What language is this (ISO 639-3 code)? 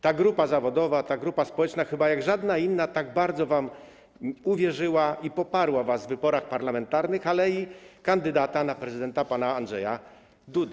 pol